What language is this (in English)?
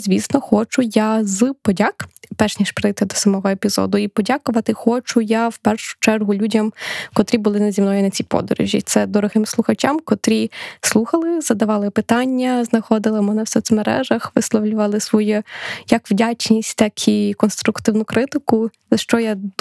Ukrainian